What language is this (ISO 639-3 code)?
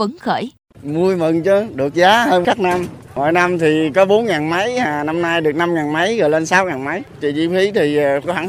vie